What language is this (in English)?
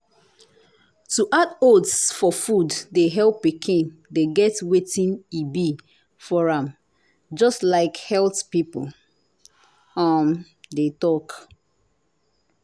Nigerian Pidgin